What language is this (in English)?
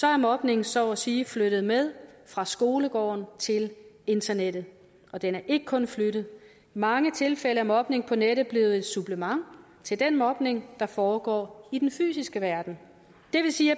Danish